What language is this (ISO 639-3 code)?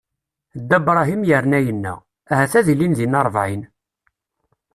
kab